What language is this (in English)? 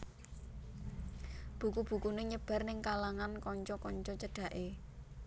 Javanese